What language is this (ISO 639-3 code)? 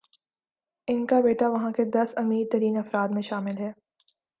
urd